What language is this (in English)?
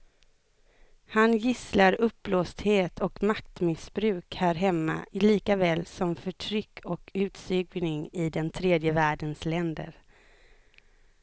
Swedish